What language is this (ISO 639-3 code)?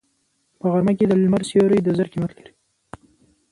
pus